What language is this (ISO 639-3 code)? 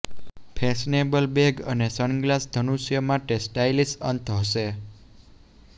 guj